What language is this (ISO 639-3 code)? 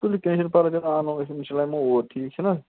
kas